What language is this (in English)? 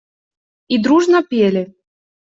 Russian